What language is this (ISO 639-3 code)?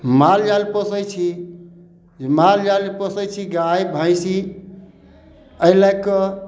mai